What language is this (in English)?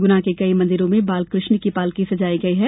Hindi